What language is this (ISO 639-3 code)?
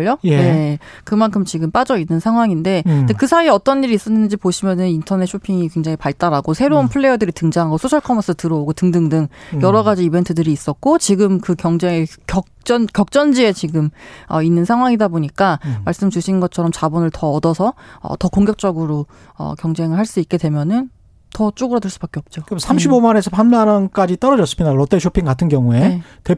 kor